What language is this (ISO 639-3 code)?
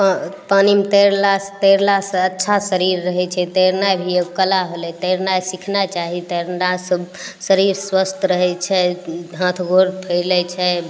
mai